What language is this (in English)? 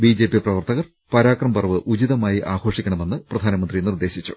Malayalam